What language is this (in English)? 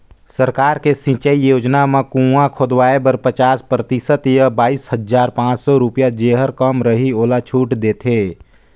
Chhattisgarhi